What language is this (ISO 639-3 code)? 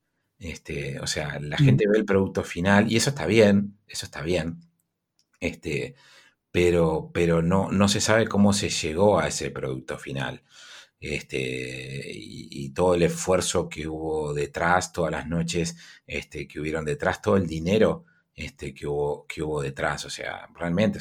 spa